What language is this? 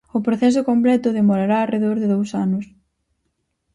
Galician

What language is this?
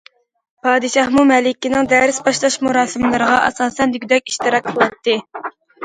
Uyghur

